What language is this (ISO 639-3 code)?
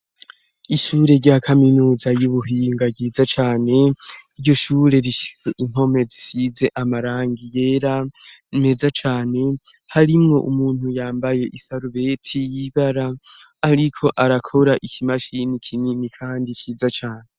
run